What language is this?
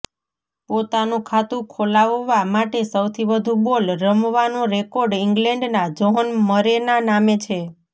Gujarati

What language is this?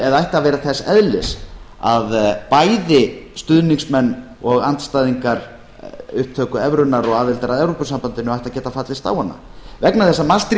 Icelandic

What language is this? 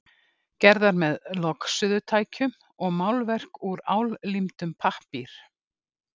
Icelandic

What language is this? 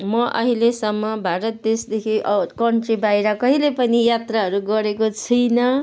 Nepali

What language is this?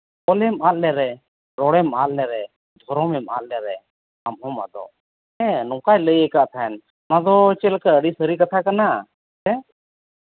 Santali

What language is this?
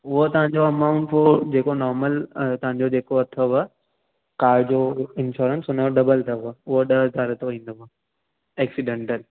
Sindhi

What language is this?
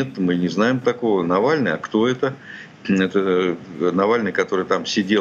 Russian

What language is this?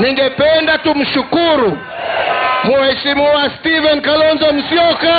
Swahili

